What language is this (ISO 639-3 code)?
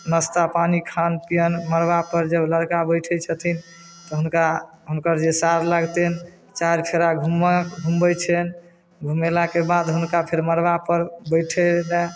mai